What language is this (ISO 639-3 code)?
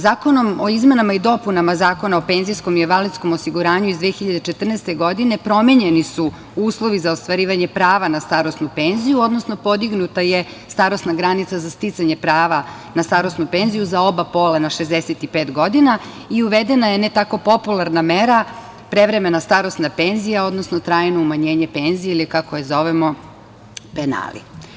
srp